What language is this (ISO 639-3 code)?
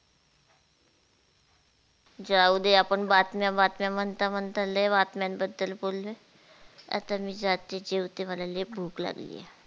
mar